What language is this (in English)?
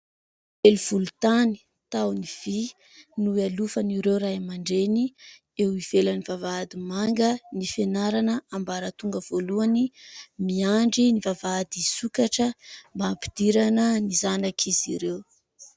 Malagasy